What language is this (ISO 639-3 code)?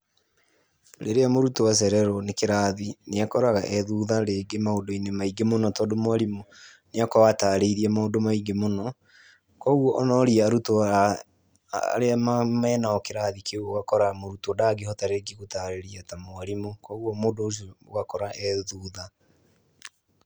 kik